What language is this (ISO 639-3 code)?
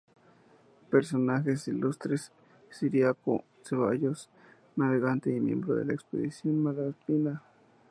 spa